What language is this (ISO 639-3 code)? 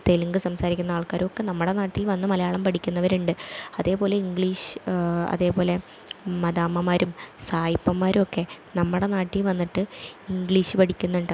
mal